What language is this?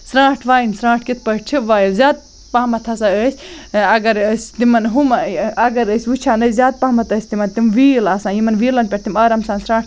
Kashmiri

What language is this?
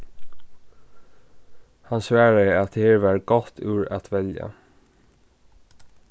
Faroese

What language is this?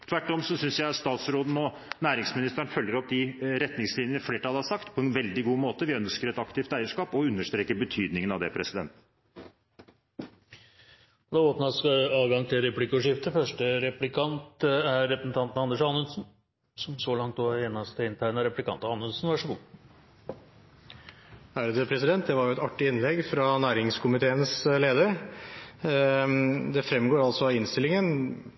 Norwegian Bokmål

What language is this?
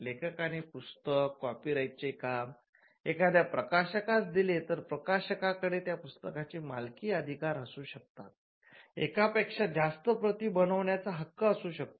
Marathi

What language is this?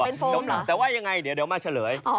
Thai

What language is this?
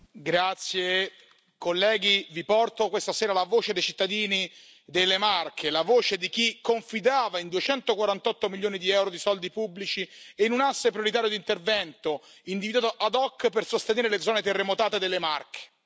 Italian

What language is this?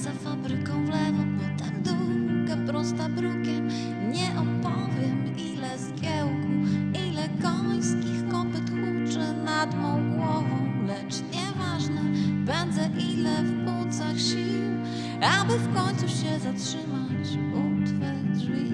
Polish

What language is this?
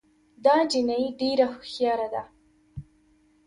Pashto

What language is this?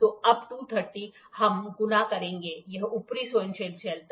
Hindi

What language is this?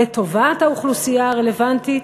Hebrew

